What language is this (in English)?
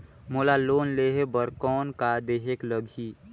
Chhattisgarhi